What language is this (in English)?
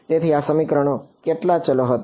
Gujarati